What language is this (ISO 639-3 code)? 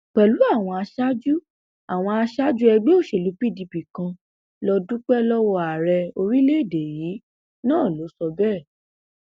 yor